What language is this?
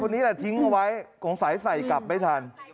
Thai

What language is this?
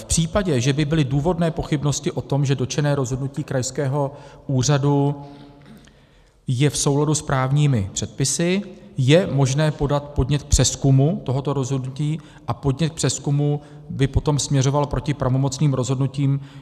Czech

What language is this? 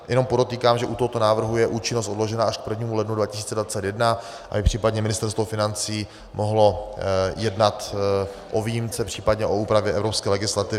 Czech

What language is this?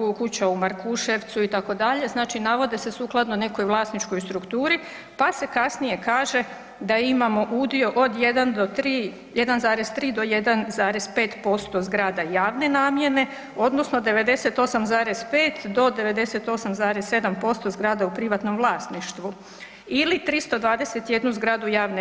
Croatian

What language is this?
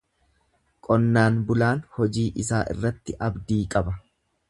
Oromo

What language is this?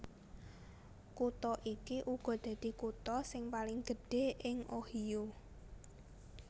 Javanese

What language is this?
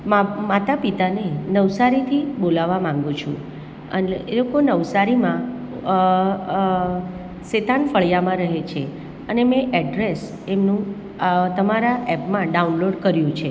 Gujarati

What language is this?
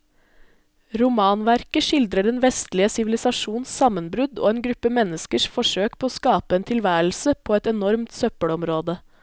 Norwegian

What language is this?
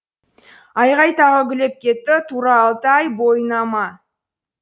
Kazakh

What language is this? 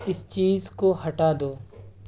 Urdu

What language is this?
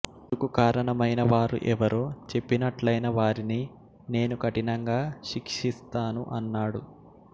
Telugu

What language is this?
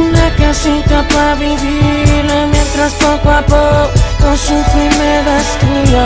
Spanish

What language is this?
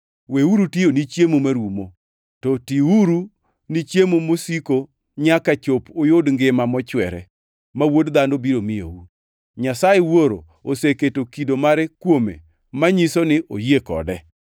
Luo (Kenya and Tanzania)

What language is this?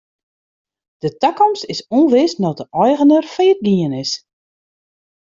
Western Frisian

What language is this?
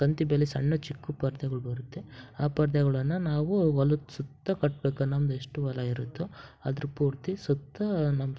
Kannada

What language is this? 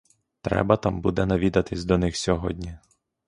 Ukrainian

